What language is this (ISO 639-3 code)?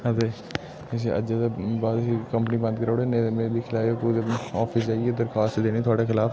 doi